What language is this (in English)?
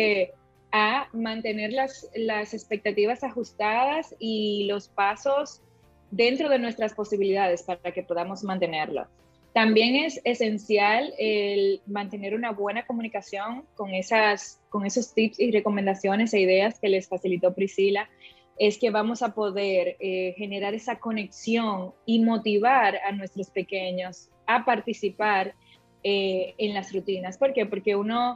Spanish